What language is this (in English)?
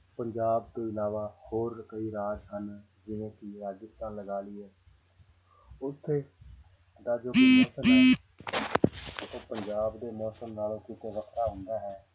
Punjabi